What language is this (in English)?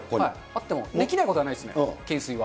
Japanese